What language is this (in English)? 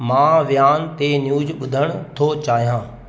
Sindhi